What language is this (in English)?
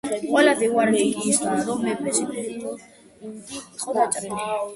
Georgian